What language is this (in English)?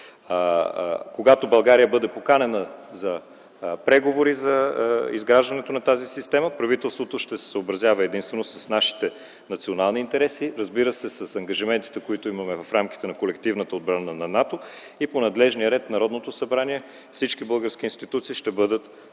Bulgarian